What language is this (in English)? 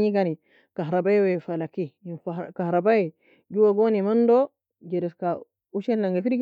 Nobiin